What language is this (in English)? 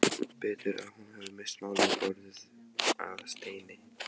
Icelandic